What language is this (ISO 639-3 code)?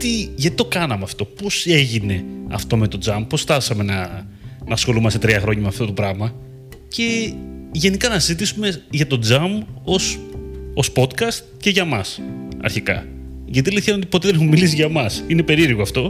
ell